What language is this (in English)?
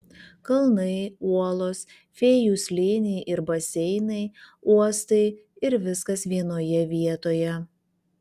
Lithuanian